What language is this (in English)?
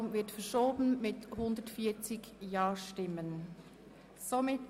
Swiss German